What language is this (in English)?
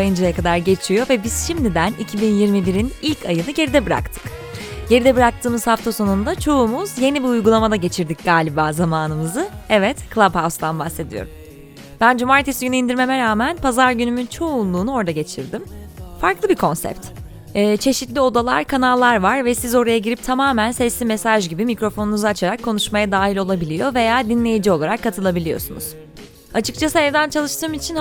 Turkish